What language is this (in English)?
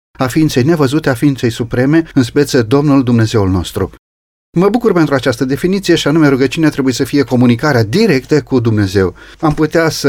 Romanian